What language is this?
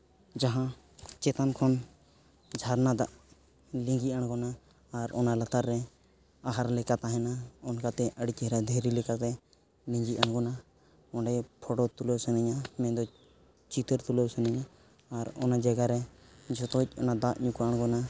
Santali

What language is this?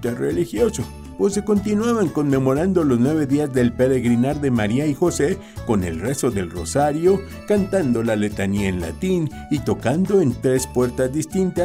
Spanish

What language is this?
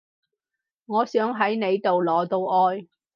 Cantonese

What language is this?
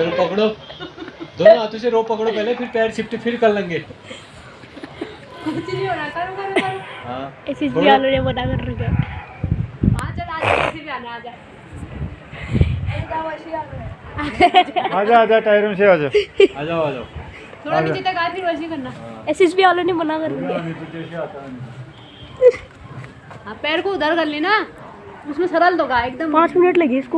Hindi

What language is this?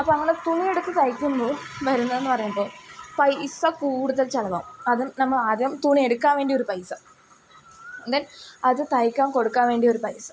Malayalam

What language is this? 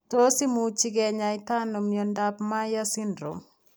Kalenjin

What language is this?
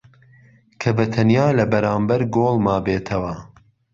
Central Kurdish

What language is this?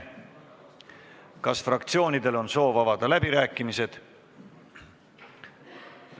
Estonian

